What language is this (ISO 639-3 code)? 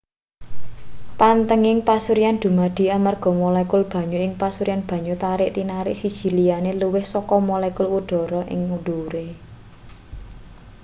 jav